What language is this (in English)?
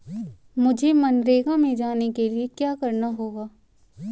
Hindi